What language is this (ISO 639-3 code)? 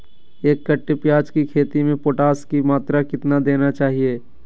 mag